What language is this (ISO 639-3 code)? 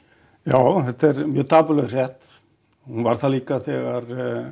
isl